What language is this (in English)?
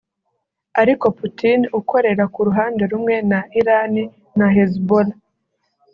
Kinyarwanda